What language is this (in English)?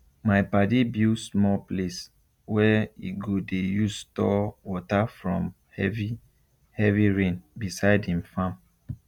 Nigerian Pidgin